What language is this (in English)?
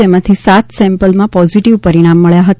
Gujarati